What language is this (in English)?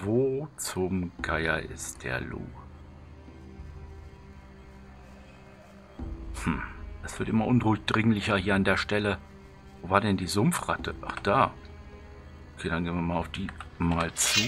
German